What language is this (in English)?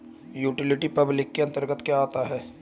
Hindi